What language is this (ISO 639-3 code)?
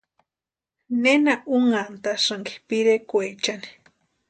pua